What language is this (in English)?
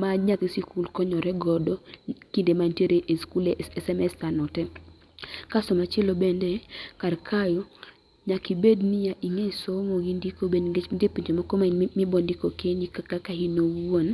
Luo (Kenya and Tanzania)